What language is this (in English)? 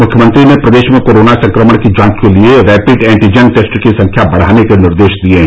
Hindi